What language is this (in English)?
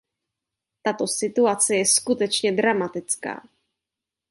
Czech